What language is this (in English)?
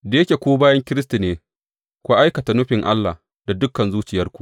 Hausa